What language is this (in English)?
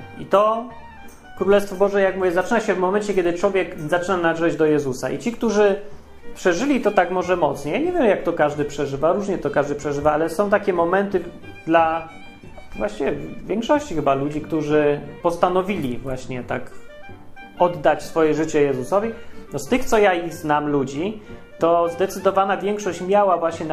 Polish